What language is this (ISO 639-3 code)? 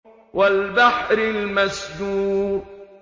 ara